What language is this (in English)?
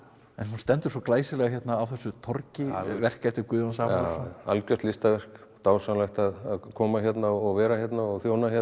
Icelandic